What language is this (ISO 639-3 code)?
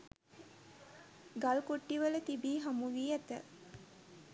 sin